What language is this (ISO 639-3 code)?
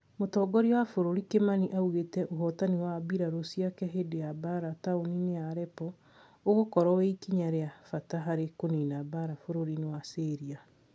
kik